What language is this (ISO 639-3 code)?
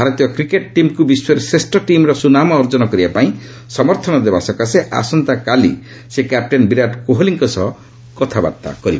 ori